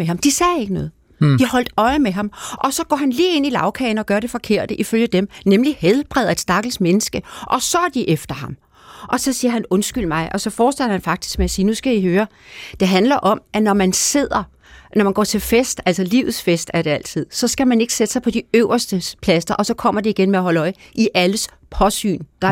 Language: Danish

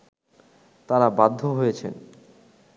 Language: Bangla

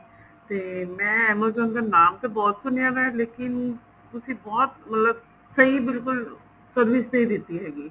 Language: Punjabi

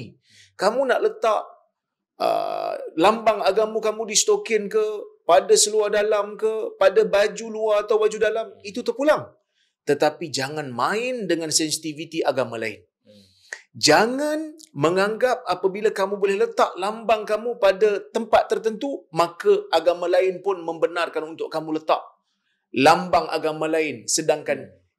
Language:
Malay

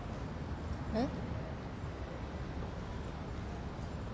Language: Japanese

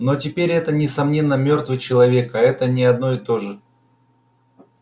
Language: Russian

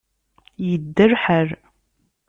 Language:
Kabyle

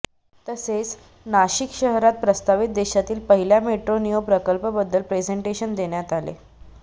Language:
Marathi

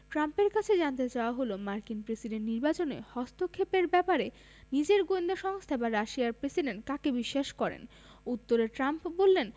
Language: Bangla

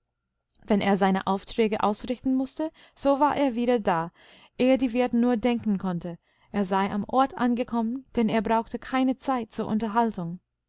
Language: German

